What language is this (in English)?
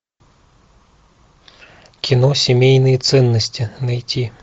Russian